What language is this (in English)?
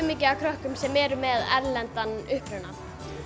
Icelandic